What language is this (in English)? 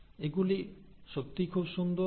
Bangla